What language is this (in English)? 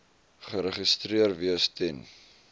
Afrikaans